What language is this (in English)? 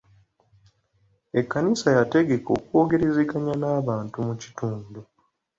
Ganda